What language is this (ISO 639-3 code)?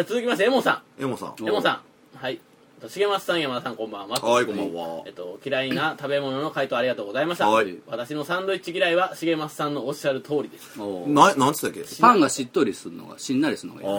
jpn